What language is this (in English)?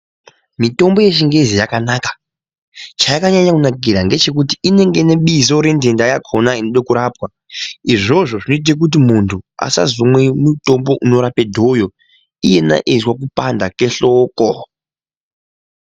Ndau